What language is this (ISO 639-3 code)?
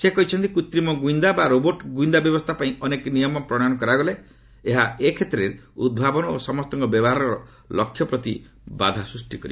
ori